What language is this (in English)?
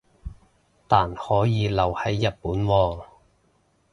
Cantonese